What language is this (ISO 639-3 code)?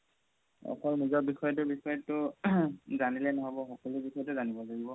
asm